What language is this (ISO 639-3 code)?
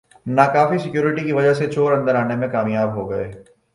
urd